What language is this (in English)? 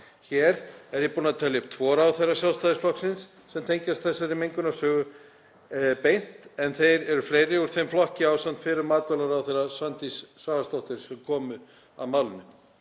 Icelandic